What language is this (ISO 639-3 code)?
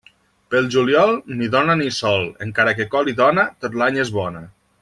cat